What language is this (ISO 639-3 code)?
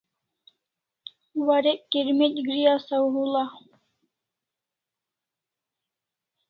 kls